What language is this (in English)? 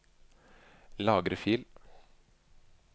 Norwegian